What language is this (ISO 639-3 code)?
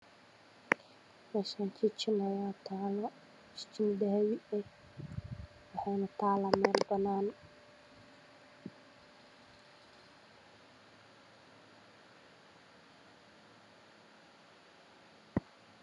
som